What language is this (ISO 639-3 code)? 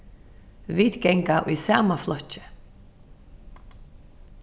fao